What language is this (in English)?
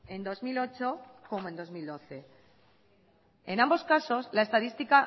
Spanish